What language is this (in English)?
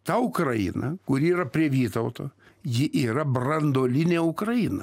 Lithuanian